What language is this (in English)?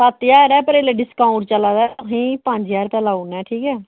Dogri